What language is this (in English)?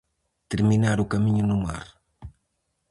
Galician